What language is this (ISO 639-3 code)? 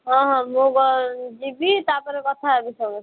ori